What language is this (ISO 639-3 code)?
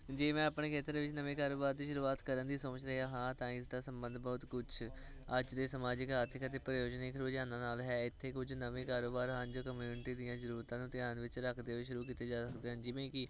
pan